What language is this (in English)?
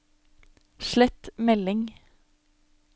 Norwegian